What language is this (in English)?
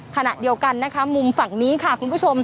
Thai